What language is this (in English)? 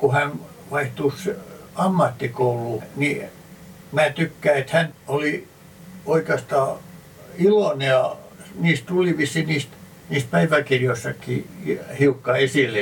Finnish